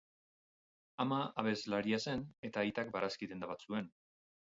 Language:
Basque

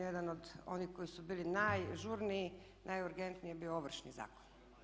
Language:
Croatian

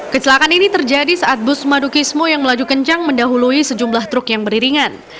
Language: Indonesian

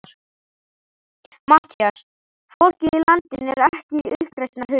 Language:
Icelandic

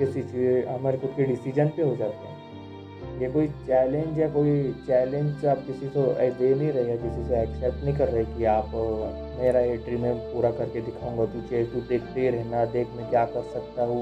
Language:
Hindi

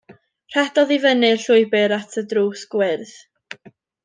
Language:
Welsh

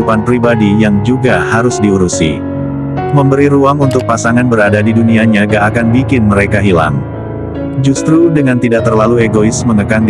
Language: Indonesian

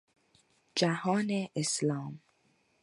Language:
Persian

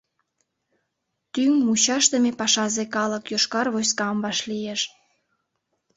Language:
Mari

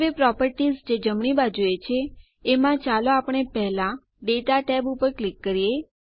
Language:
Gujarati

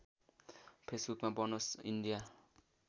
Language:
Nepali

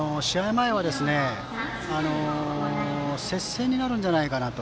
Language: Japanese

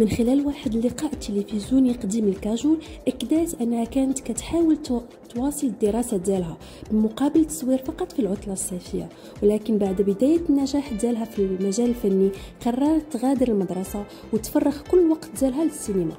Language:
Arabic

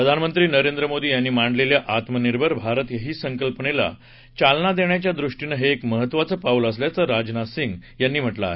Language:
Marathi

